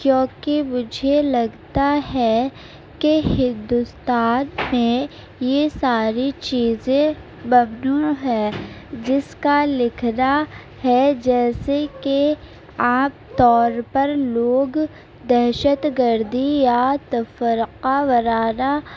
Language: Urdu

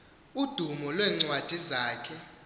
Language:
Xhosa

